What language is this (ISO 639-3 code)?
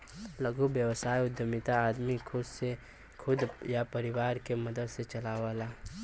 bho